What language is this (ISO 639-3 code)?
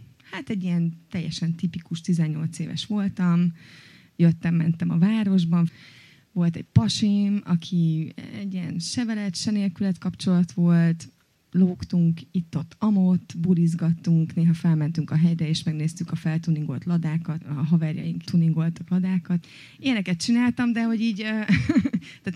hun